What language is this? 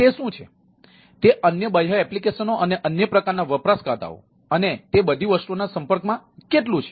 Gujarati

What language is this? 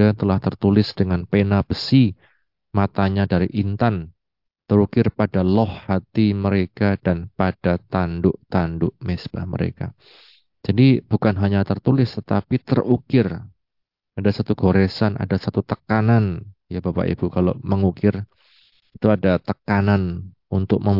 Indonesian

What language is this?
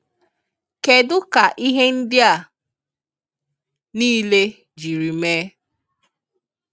Igbo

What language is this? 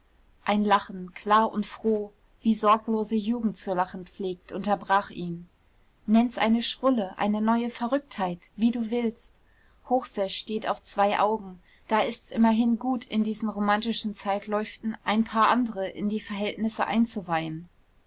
German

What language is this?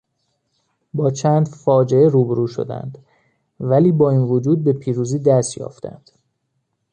Persian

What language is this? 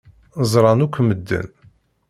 Kabyle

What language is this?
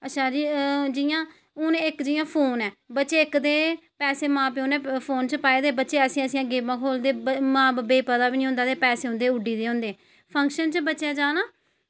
Dogri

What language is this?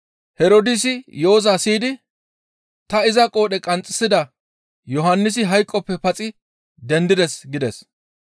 Gamo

